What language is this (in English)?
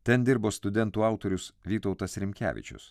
Lithuanian